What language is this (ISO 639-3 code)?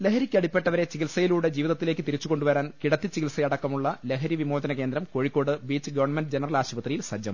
mal